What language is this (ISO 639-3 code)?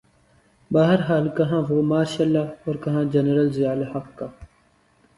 urd